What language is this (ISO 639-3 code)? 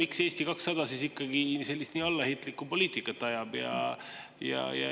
est